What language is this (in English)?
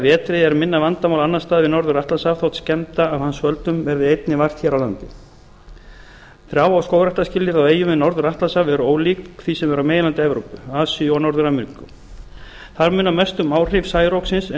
Icelandic